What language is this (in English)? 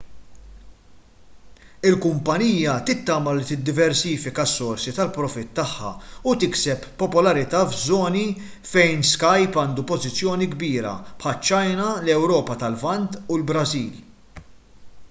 Maltese